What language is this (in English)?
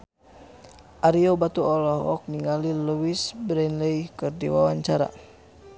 Sundanese